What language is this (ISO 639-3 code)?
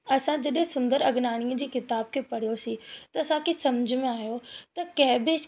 snd